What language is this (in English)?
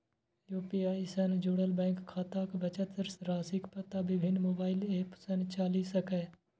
Maithili